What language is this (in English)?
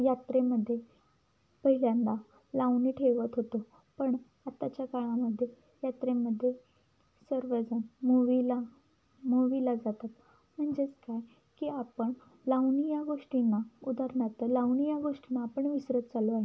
Marathi